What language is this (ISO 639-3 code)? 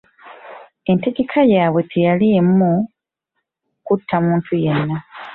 lug